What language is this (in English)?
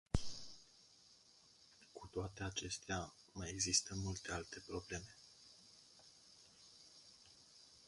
Romanian